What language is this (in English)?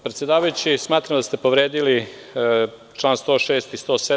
Serbian